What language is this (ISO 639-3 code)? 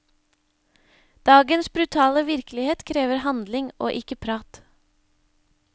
nor